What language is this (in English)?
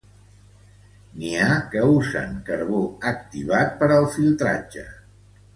Catalan